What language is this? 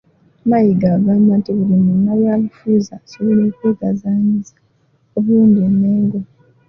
Ganda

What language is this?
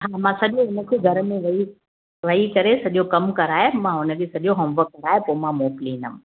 Sindhi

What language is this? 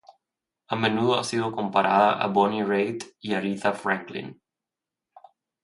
Spanish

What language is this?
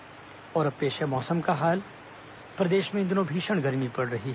Hindi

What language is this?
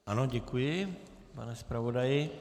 Czech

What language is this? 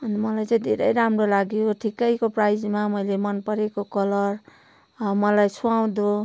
Nepali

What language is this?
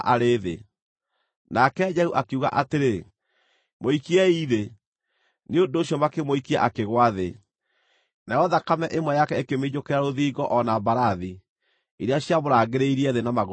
Kikuyu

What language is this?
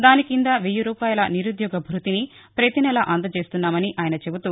Telugu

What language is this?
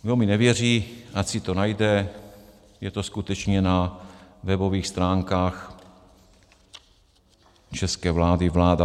Czech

